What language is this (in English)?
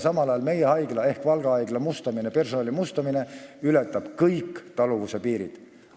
Estonian